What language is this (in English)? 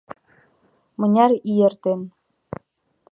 Mari